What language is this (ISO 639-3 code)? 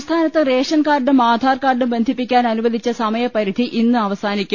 mal